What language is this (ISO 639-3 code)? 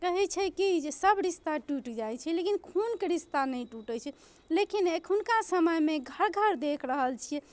mai